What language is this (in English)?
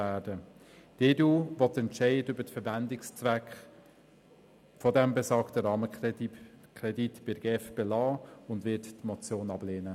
Swiss German